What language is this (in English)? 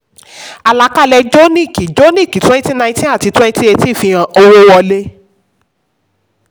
Yoruba